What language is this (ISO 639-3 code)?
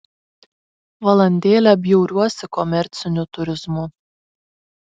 lit